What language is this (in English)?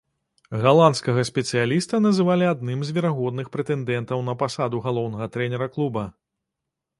Belarusian